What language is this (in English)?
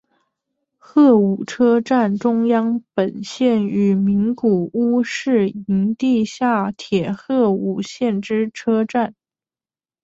Chinese